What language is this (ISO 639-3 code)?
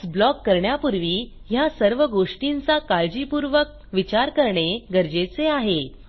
mar